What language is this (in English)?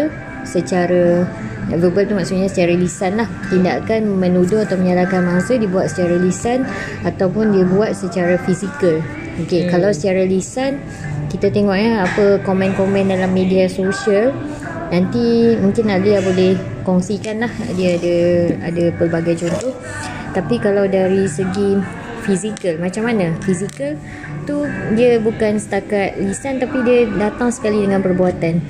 Malay